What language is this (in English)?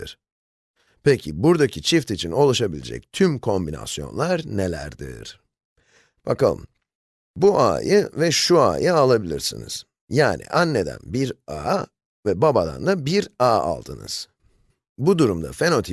Turkish